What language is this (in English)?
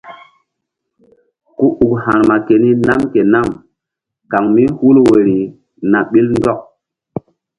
Mbum